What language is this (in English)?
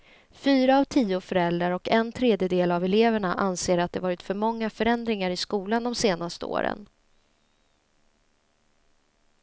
Swedish